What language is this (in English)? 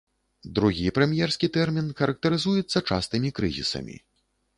Belarusian